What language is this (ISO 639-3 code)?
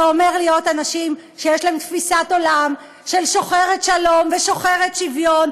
heb